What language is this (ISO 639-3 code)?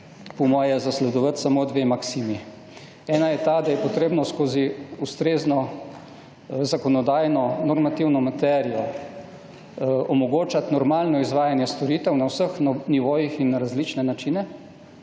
slv